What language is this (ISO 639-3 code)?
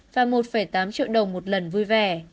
vie